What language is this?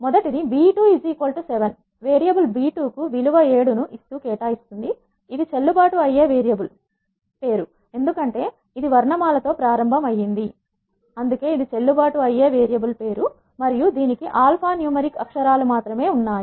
Telugu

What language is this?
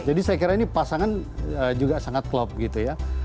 Indonesian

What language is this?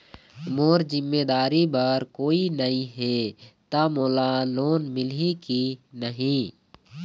Chhattisgarhi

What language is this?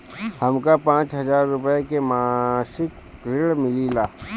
Bhojpuri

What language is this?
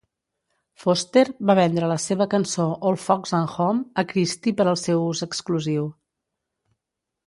Catalan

